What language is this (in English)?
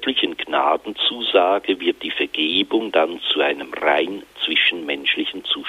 German